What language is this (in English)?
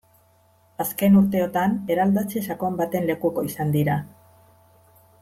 Basque